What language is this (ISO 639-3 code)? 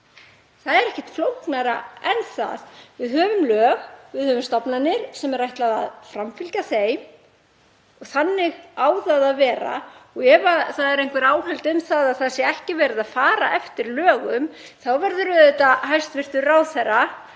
isl